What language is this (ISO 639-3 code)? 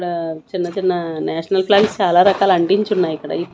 tel